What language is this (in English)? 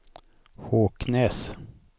Swedish